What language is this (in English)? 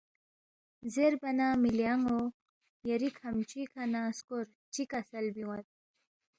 Balti